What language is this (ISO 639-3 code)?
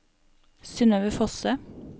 nor